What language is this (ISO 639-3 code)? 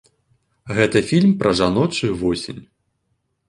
bel